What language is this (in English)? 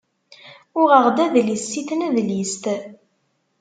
Kabyle